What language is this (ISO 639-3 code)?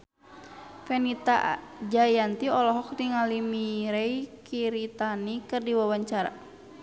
sun